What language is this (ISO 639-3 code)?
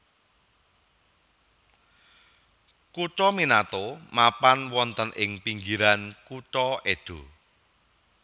jav